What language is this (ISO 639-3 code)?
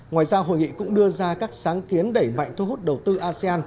vie